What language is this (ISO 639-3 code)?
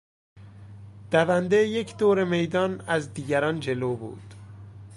fas